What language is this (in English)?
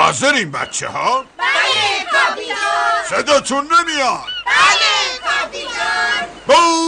Persian